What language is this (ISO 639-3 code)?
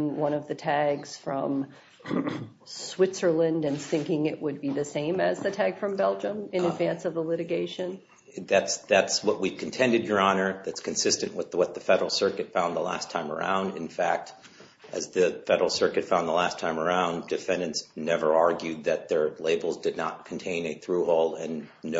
eng